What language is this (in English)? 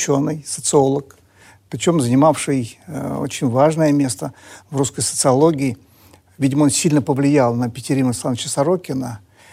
Russian